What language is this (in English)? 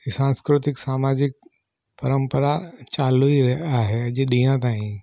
Sindhi